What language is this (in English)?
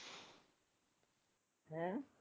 Punjabi